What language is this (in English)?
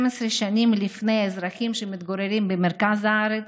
Hebrew